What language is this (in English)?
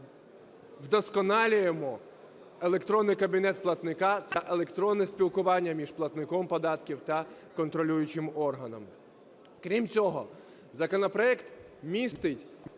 Ukrainian